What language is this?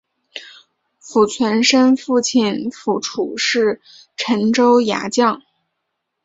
Chinese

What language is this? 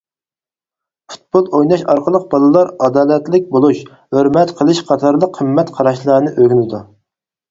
Uyghur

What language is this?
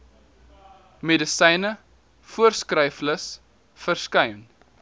Afrikaans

